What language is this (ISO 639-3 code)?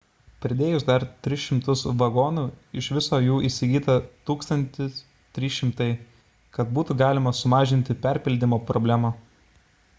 lit